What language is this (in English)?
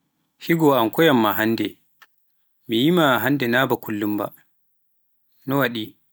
Pular